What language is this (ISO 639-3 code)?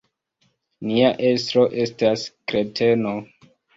epo